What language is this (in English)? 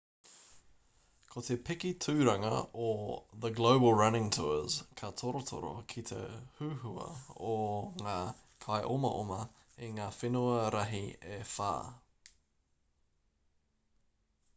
Māori